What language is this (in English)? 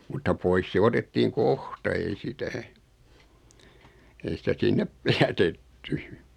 Finnish